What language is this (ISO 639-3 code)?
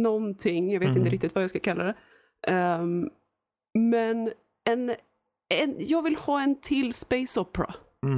swe